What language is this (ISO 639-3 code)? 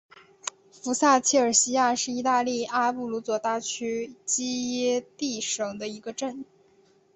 zho